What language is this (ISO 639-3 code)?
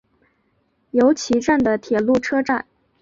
zho